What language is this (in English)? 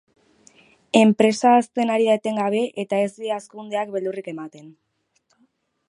Basque